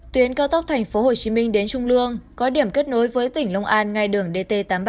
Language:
Vietnamese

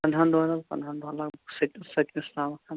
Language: Kashmiri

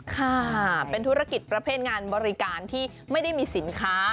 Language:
Thai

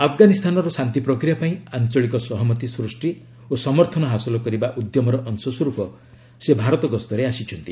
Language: Odia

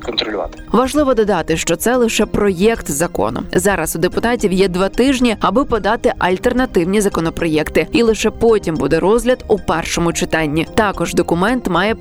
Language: Ukrainian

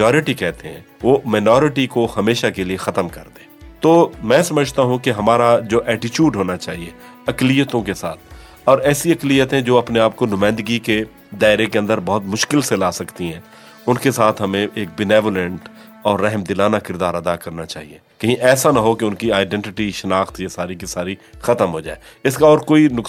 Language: Urdu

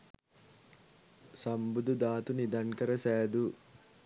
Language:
Sinhala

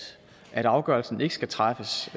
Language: Danish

